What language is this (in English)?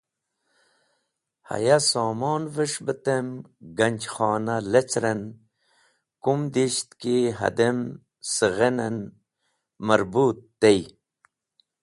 Wakhi